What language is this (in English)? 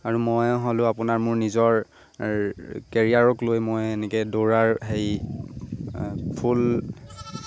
Assamese